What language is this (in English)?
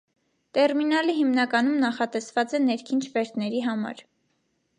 Armenian